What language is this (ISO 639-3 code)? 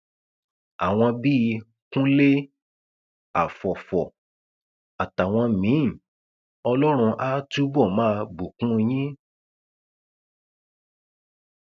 yor